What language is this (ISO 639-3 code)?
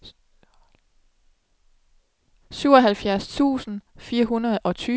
dan